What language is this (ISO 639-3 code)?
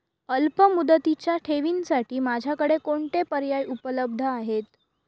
mar